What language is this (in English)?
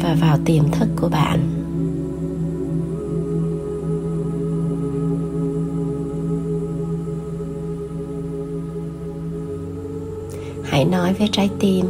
Vietnamese